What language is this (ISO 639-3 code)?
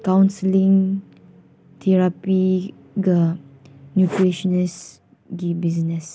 mni